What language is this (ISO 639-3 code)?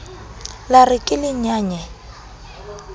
sot